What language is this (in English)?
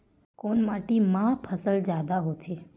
Chhattisgarhi